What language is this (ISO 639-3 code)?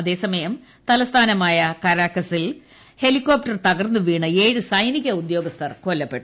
mal